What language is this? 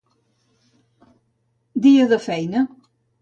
Catalan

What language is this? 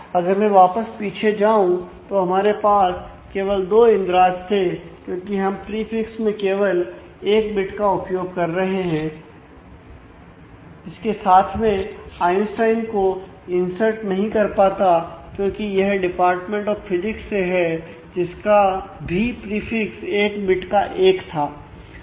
Hindi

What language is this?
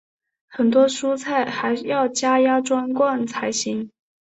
Chinese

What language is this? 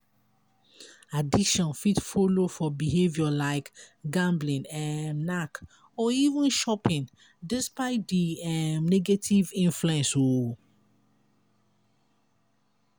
Nigerian Pidgin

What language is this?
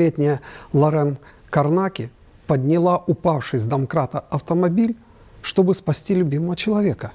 Russian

